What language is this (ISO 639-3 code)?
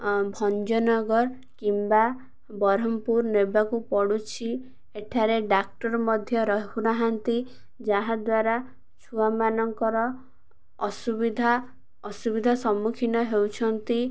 ori